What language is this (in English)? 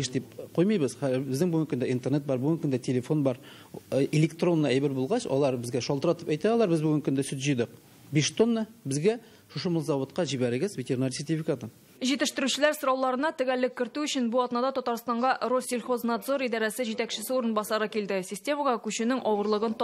Russian